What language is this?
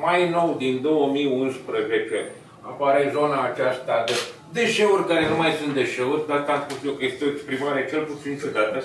Romanian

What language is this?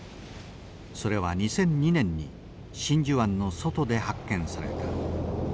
Japanese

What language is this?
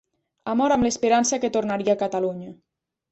Catalan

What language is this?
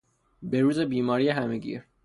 Persian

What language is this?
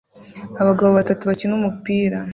Kinyarwanda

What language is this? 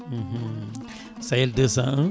Fula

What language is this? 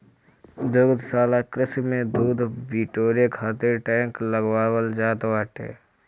Bhojpuri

